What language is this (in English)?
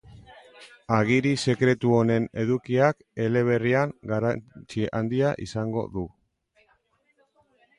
Basque